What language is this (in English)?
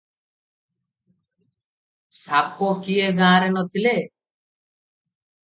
Odia